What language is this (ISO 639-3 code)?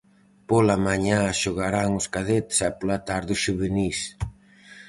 glg